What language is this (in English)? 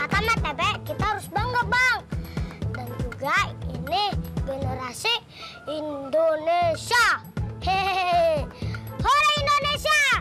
Indonesian